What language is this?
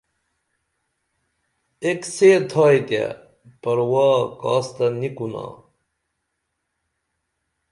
Dameli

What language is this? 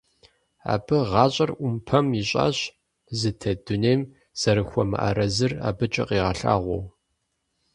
Kabardian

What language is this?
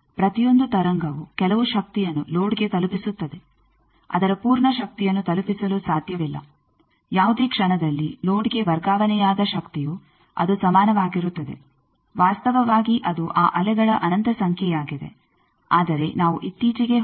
Kannada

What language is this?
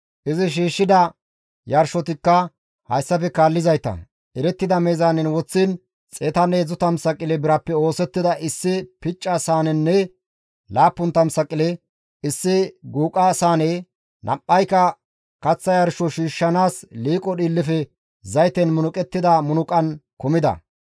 Gamo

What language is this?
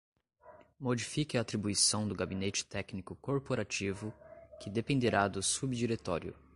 Portuguese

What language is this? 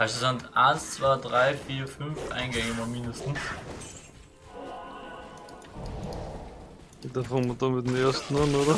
German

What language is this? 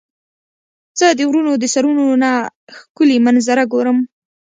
Pashto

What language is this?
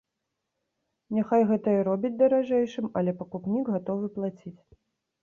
Belarusian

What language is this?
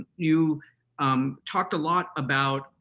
English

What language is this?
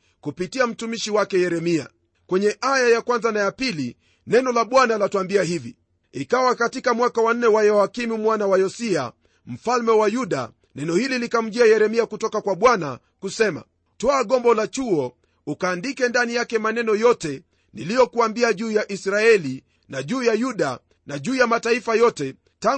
Swahili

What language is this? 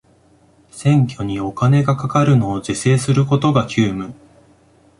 Japanese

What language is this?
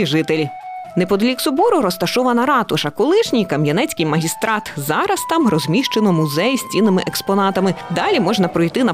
Ukrainian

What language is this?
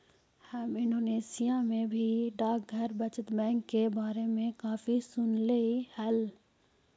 Magahi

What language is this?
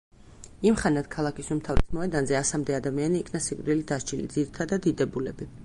Georgian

